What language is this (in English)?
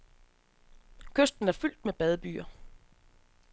Danish